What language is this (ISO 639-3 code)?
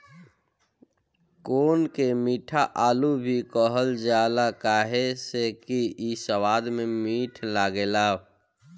bho